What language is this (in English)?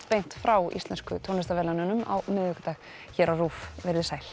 Icelandic